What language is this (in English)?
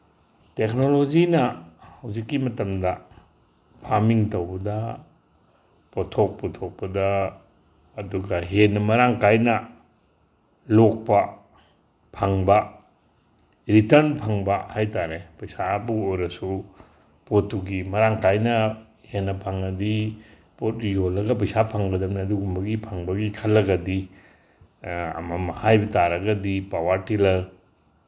Manipuri